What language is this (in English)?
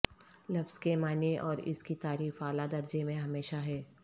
Urdu